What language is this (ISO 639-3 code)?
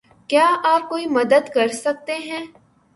urd